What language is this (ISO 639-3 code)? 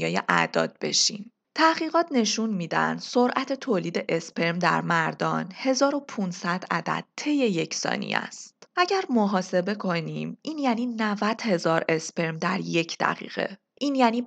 fas